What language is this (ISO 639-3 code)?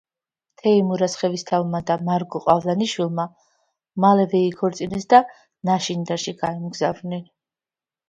kat